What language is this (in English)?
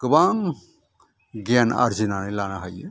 Bodo